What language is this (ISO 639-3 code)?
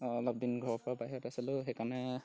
asm